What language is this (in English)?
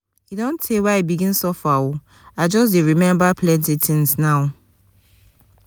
Nigerian Pidgin